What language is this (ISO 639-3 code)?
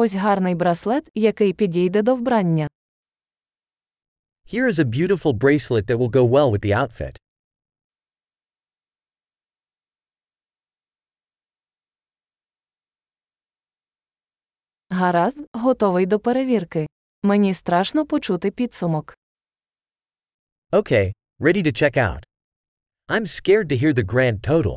ukr